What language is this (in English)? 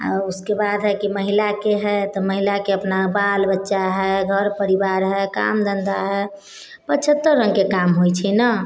Maithili